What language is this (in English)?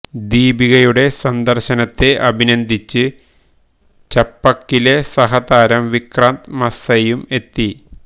Malayalam